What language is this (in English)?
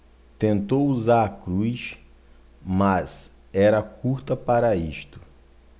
Portuguese